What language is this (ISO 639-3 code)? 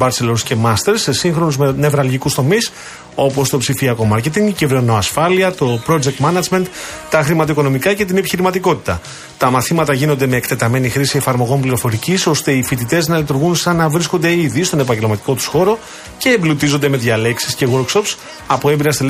ell